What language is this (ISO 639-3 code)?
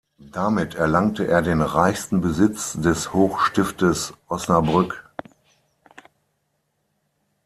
deu